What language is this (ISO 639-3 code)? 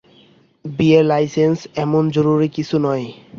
ben